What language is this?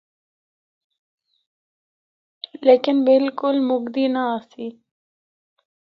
Northern Hindko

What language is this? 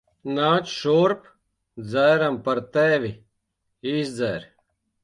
Latvian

